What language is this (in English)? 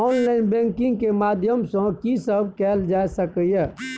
Maithili